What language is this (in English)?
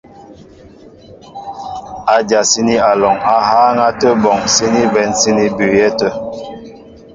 Mbo (Cameroon)